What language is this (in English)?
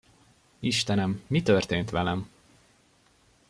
Hungarian